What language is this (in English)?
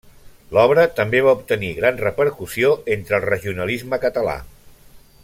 Catalan